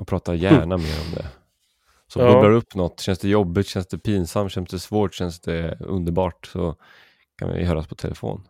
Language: Swedish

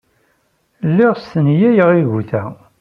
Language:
Kabyle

